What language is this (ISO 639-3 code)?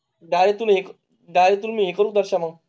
mar